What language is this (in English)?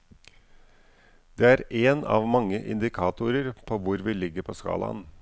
Norwegian